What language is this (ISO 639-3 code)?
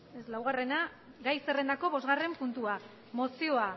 eus